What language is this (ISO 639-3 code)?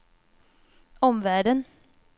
swe